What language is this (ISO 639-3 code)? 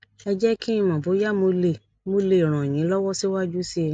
yor